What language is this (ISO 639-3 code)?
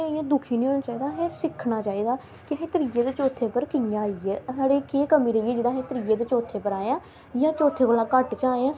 doi